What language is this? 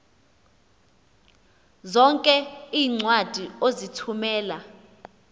Xhosa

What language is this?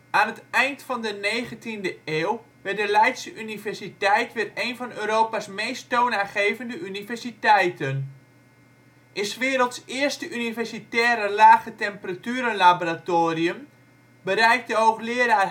Dutch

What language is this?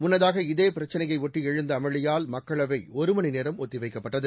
Tamil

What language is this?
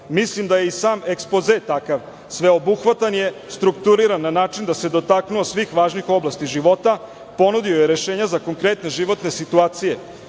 Serbian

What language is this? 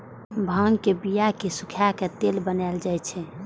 Maithili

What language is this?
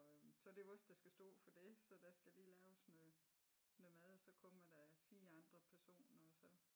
Danish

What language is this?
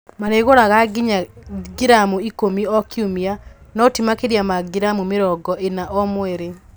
Kikuyu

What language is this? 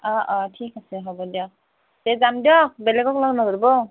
Assamese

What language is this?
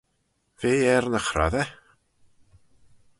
Manx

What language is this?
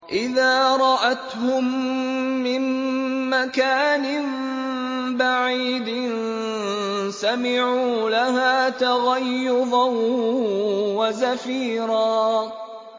Arabic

